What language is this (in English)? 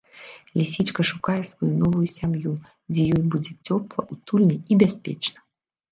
Belarusian